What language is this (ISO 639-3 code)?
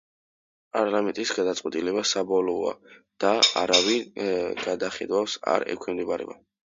kat